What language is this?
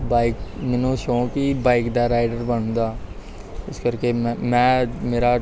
Punjabi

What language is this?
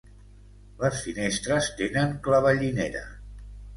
Catalan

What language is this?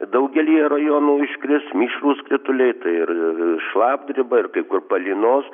Lithuanian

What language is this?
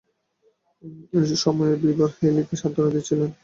Bangla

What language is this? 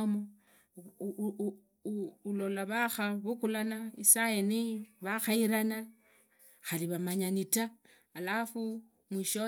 Idakho-Isukha-Tiriki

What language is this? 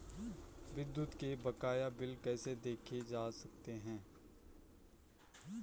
Hindi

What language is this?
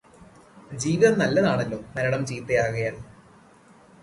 Malayalam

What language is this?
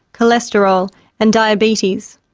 English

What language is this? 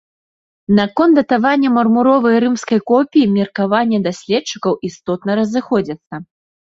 Belarusian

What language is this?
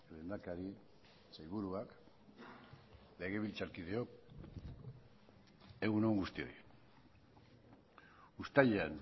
Basque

